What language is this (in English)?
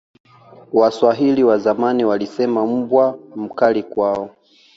Swahili